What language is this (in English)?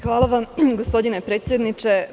Serbian